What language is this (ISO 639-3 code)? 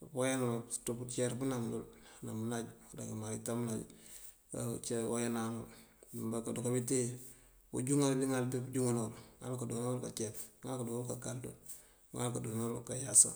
mfv